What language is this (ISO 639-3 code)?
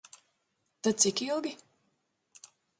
lav